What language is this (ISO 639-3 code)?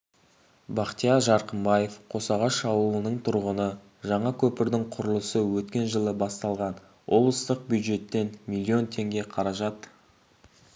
kaz